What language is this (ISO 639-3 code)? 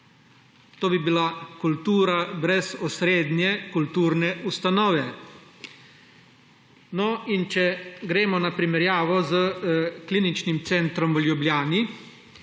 slv